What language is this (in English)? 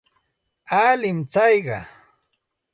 Santa Ana de Tusi Pasco Quechua